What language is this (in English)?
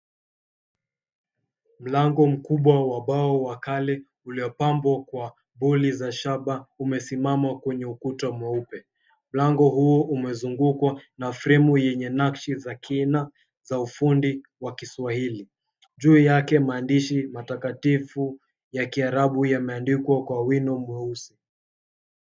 Swahili